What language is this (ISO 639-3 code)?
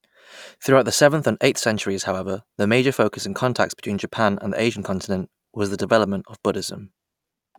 eng